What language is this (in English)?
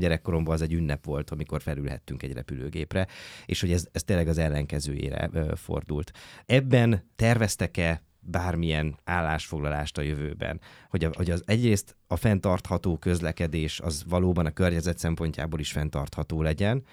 Hungarian